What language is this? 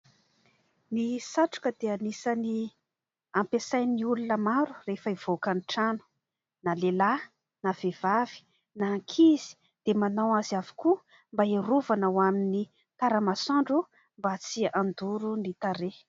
Malagasy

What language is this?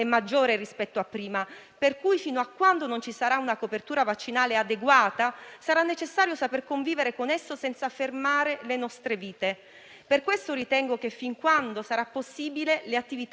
Italian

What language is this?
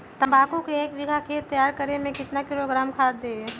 Magahi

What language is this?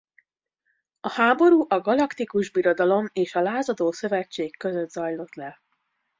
Hungarian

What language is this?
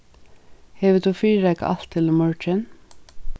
Faroese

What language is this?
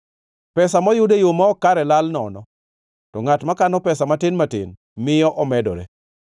Luo (Kenya and Tanzania)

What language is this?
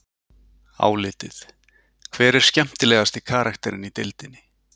Icelandic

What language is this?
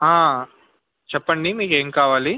Telugu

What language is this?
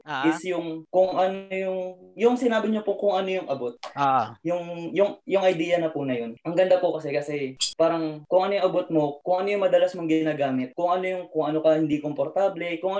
Filipino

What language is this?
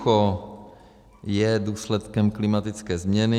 Czech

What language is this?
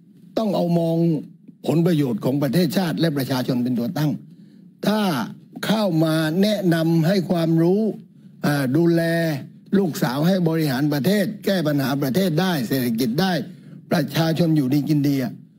Thai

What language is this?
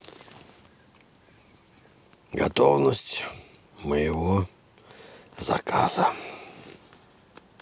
Russian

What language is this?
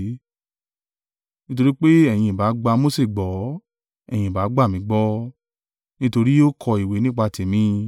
Yoruba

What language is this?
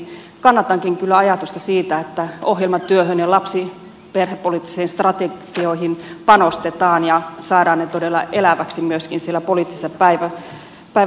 Finnish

